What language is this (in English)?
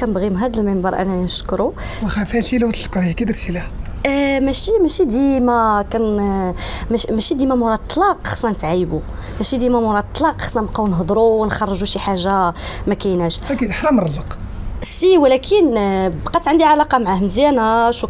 Arabic